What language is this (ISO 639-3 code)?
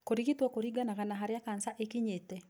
kik